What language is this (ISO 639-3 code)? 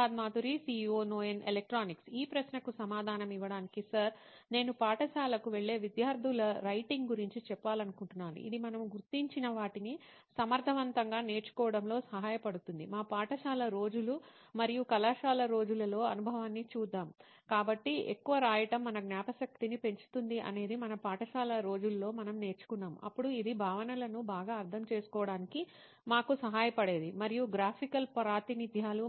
tel